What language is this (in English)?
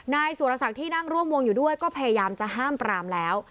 Thai